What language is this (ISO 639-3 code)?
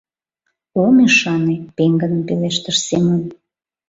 chm